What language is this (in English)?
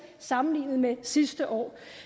Danish